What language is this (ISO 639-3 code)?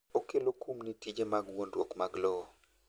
luo